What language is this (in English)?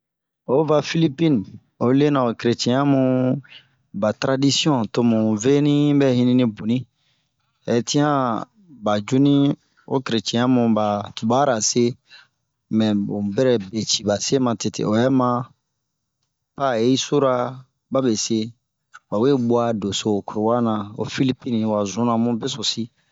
Bomu